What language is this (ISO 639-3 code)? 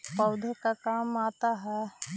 mag